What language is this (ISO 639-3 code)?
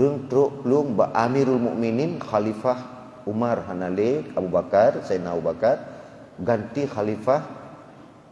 msa